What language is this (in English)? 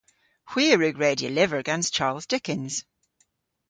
Cornish